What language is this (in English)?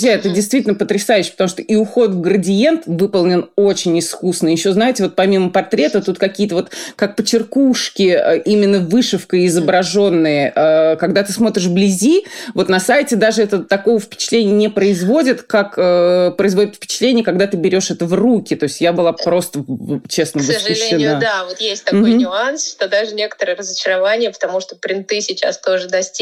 Russian